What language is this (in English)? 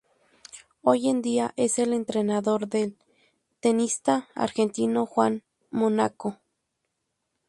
Spanish